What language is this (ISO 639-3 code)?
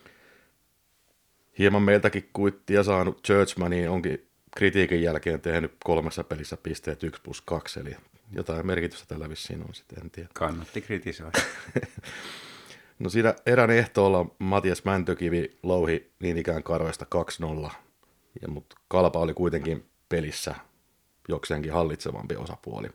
fin